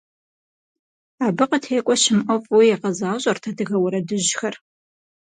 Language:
Kabardian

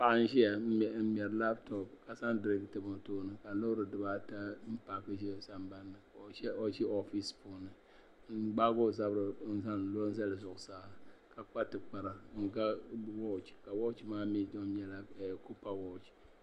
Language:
Dagbani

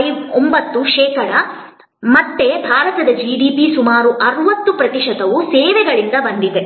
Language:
Kannada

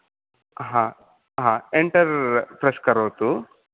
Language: Sanskrit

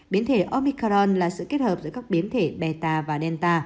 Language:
Vietnamese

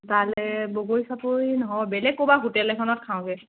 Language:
Assamese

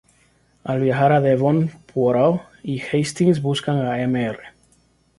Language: Spanish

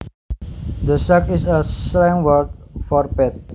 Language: Javanese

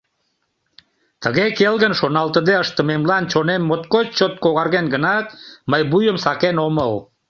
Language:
Mari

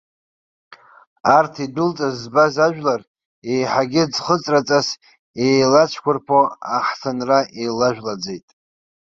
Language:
Abkhazian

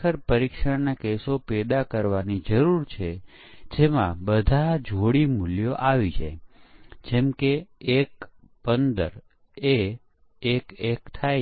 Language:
Gujarati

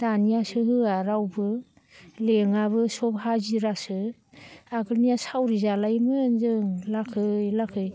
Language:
Bodo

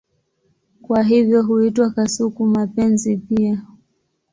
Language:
Swahili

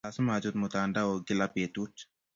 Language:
Kalenjin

